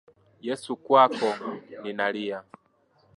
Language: Swahili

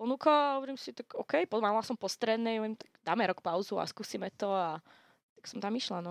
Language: Slovak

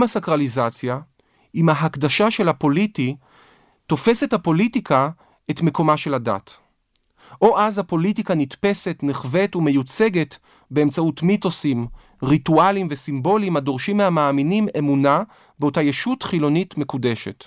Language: Hebrew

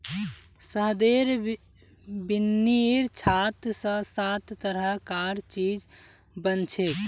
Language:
Magahi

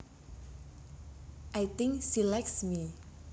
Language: Javanese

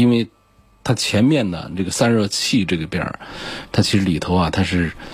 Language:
Chinese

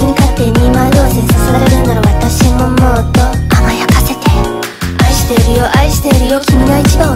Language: Japanese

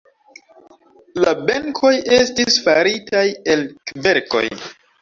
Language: Esperanto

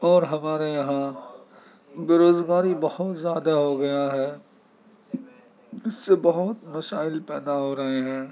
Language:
Urdu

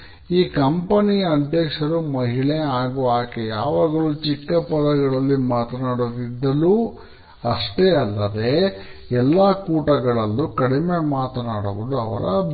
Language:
Kannada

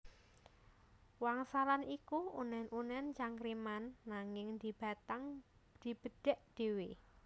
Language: Javanese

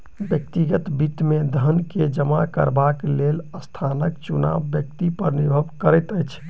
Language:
Maithili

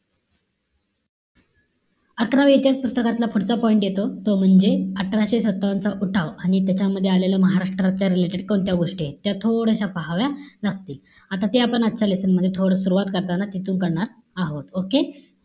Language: Marathi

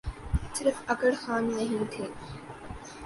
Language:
Urdu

